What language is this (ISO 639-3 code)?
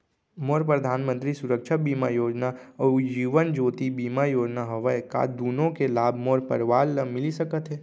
hne